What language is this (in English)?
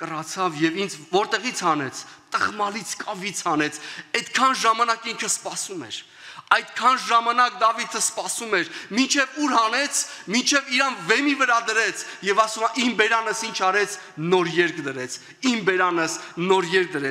Romanian